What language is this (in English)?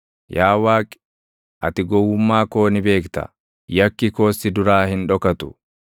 Oromo